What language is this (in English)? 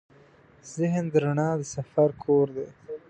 Pashto